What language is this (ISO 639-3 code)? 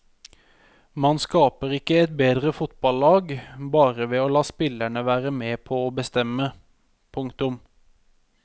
nor